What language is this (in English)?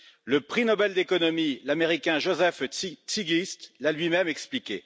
French